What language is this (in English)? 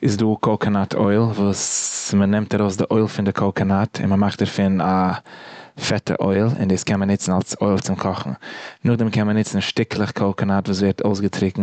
Yiddish